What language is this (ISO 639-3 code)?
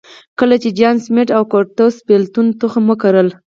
pus